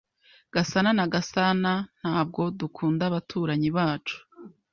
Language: Kinyarwanda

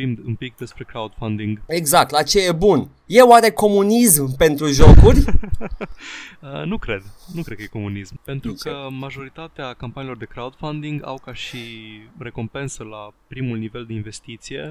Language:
Romanian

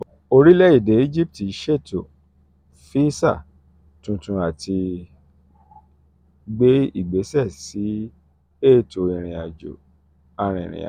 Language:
Yoruba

